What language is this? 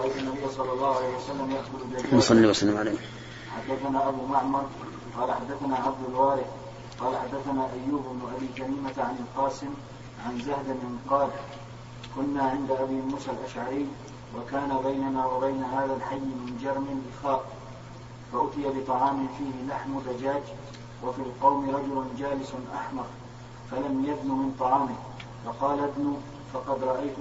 Arabic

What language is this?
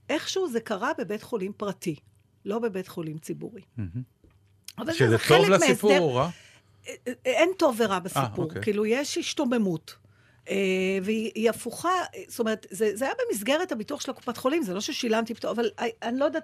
Hebrew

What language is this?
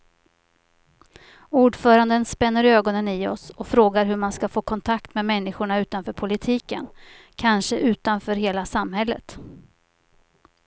Swedish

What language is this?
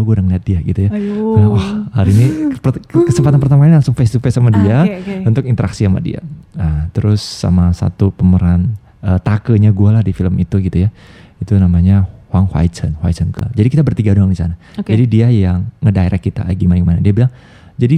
Indonesian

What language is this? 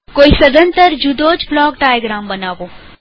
Gujarati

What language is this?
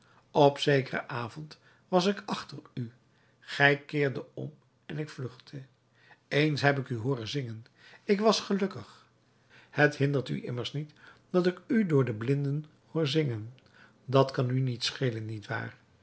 Dutch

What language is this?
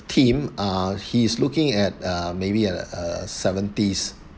English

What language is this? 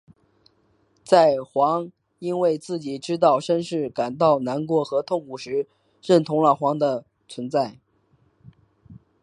Chinese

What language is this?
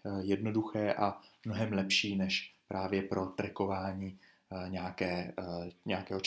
Czech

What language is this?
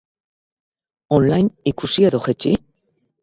Basque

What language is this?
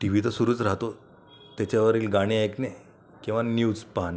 Marathi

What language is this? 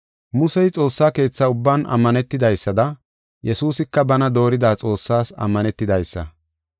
Gofa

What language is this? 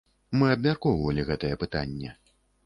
Belarusian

